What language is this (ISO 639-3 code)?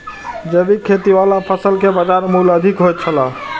mai